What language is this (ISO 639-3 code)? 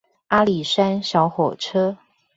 zho